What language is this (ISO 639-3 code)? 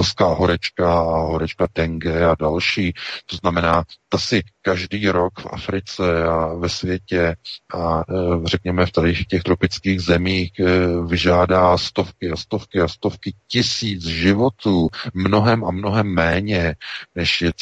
ces